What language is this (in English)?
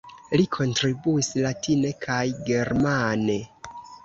Esperanto